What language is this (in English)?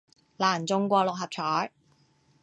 Cantonese